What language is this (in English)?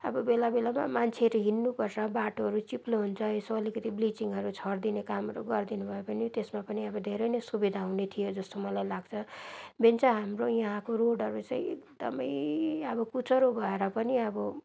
Nepali